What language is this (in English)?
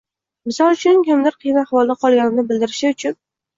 Uzbek